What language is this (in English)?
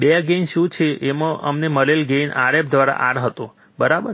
Gujarati